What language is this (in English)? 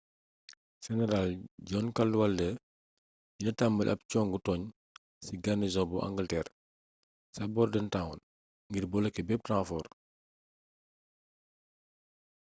Wolof